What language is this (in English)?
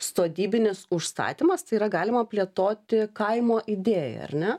Lithuanian